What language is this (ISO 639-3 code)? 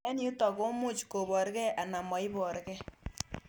kln